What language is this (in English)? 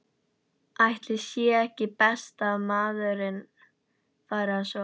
Icelandic